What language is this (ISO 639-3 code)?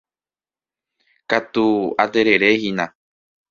grn